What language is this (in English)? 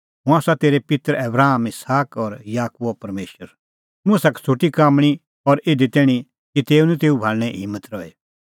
Kullu Pahari